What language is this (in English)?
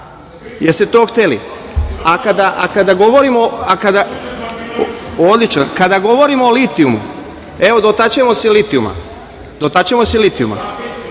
Serbian